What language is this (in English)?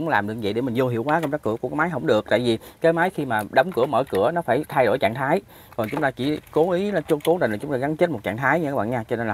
Vietnamese